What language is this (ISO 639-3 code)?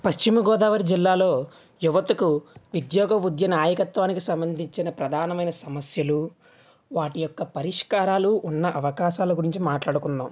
tel